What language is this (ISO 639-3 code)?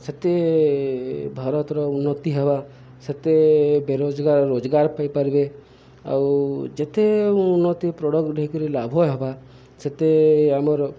ori